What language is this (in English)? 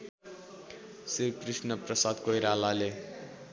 Nepali